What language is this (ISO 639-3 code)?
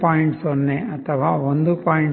kan